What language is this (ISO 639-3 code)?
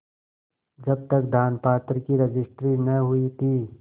hin